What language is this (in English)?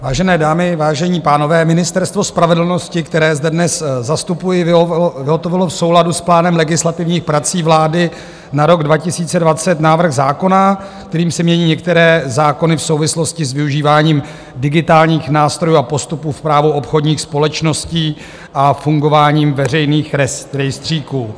Czech